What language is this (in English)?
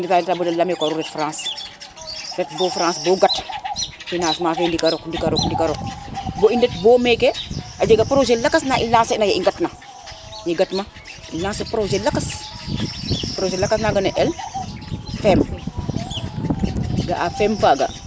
Serer